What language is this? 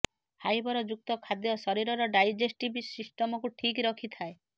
Odia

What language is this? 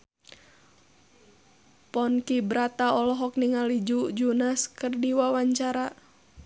Sundanese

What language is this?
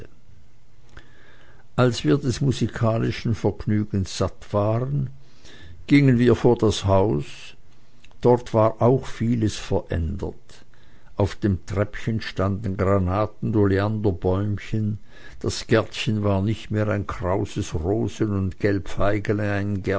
German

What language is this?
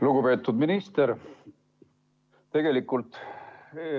Estonian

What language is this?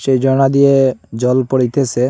Bangla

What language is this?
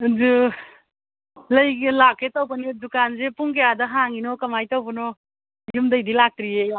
Manipuri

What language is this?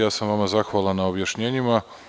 Serbian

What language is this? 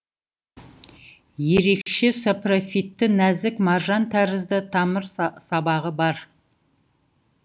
Kazakh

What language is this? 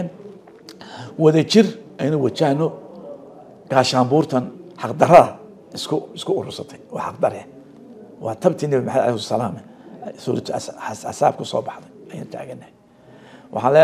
Arabic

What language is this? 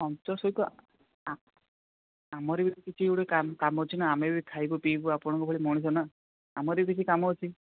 Odia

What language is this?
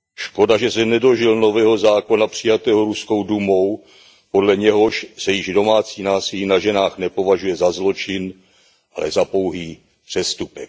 Czech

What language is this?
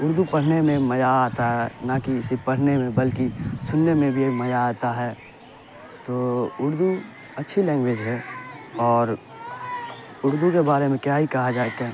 Urdu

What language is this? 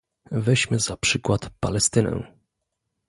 Polish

